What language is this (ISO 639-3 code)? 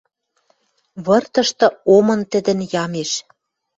mrj